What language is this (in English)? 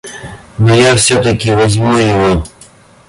Russian